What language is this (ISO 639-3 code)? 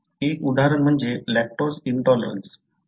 mar